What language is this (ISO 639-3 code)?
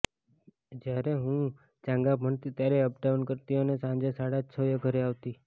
guj